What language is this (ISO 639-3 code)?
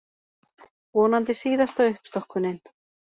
isl